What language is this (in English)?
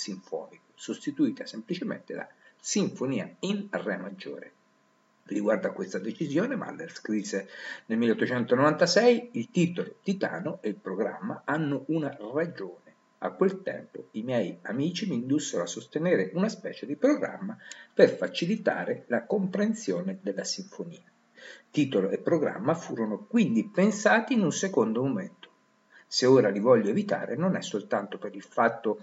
Italian